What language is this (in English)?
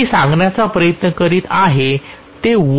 Marathi